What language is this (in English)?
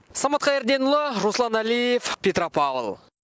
Kazakh